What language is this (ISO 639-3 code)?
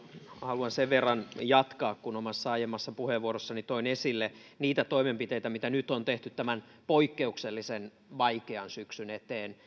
fin